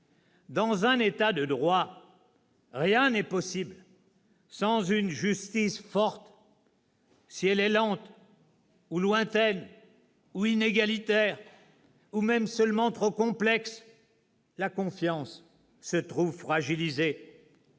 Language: French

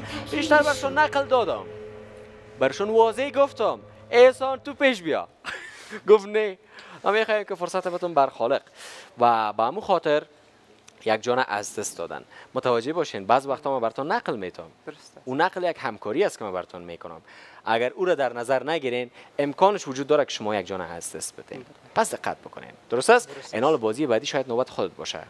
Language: Persian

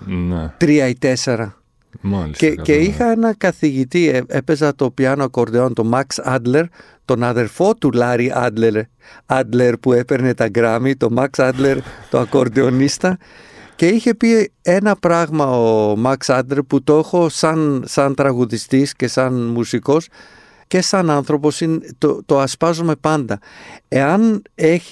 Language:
Greek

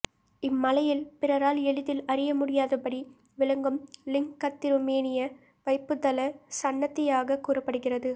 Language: Tamil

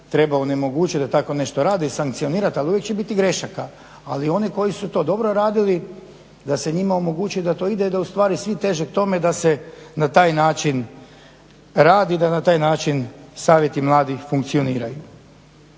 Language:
Croatian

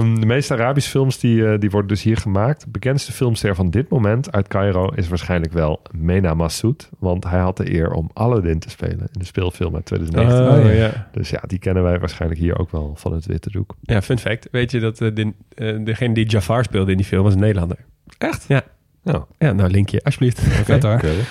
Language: Dutch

